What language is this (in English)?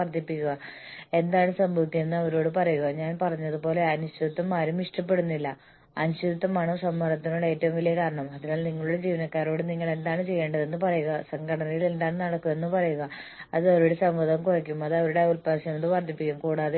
Malayalam